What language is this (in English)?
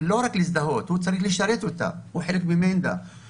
Hebrew